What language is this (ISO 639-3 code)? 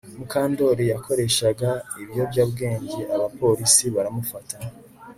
kin